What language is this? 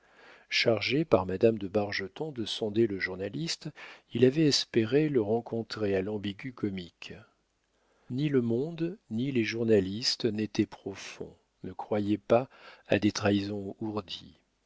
French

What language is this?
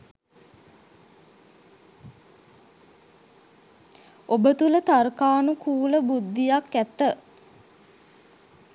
Sinhala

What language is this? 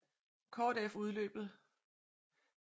Danish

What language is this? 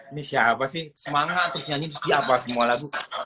Indonesian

